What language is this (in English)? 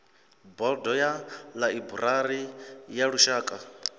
Venda